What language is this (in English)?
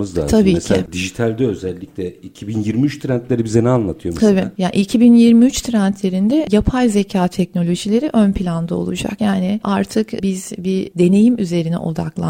Turkish